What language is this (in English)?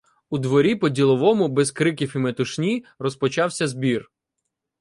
Ukrainian